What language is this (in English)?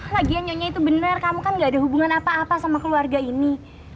Indonesian